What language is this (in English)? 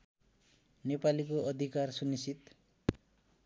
Nepali